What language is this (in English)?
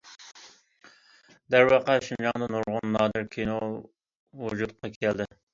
Uyghur